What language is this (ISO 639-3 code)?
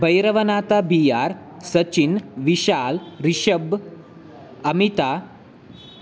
kan